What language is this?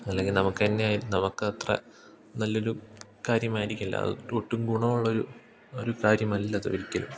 Malayalam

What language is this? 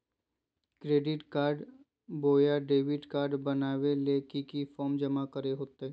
Magahi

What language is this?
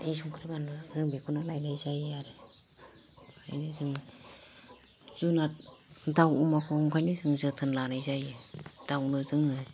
Bodo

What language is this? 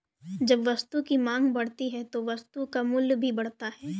Hindi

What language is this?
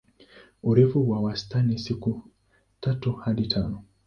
Swahili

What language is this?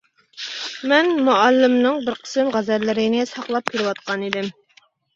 Uyghur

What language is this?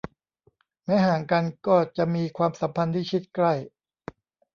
Thai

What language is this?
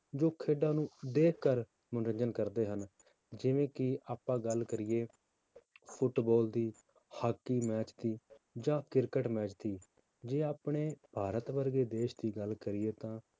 Punjabi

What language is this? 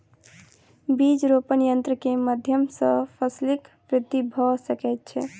Maithili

